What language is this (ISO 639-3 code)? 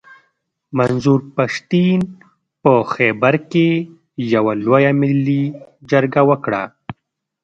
pus